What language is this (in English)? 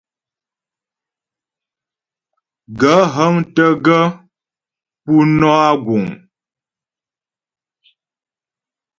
Ghomala